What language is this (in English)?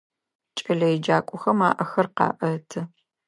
Adyghe